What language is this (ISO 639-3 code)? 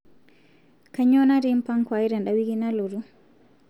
mas